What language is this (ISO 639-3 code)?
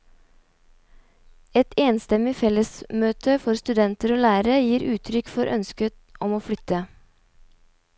nor